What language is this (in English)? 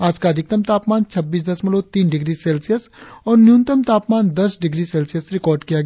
Hindi